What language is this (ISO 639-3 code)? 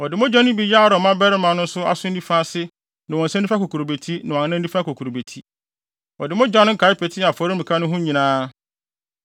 aka